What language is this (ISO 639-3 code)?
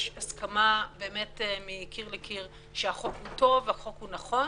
heb